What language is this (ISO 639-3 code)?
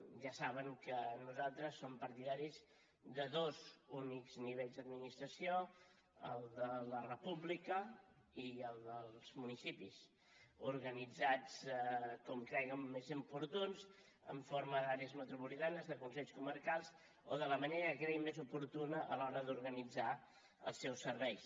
cat